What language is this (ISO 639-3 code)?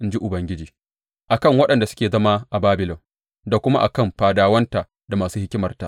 hau